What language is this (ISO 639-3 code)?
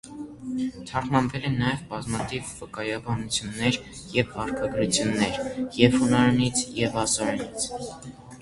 hye